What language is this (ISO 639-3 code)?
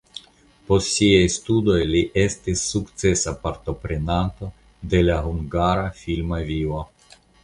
epo